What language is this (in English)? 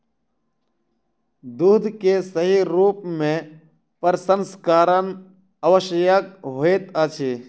Maithili